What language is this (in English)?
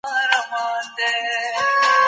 Pashto